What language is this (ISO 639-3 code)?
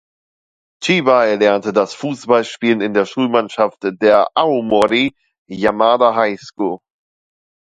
deu